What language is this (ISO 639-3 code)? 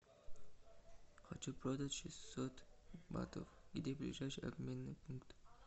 rus